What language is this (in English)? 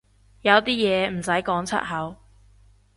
Cantonese